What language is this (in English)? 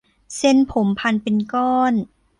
Thai